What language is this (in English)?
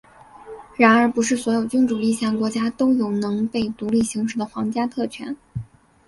Chinese